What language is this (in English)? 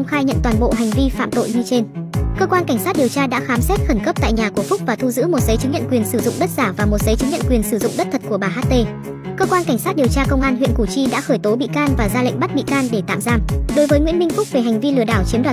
Vietnamese